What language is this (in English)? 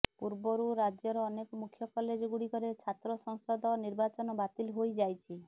Odia